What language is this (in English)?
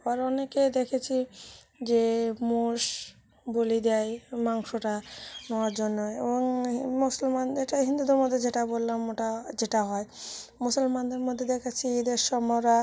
Bangla